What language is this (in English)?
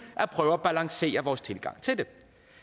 Danish